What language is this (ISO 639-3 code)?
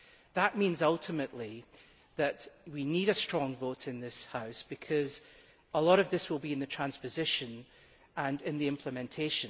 eng